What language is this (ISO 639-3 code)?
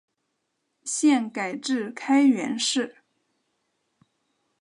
zho